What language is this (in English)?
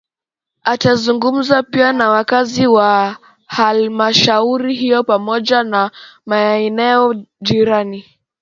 Swahili